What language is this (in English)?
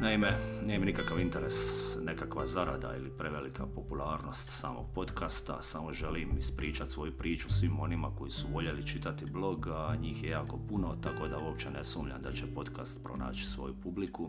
Croatian